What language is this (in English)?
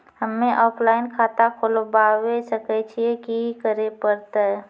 Maithili